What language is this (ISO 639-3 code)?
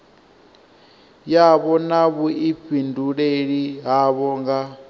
ven